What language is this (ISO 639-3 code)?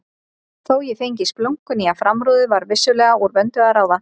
isl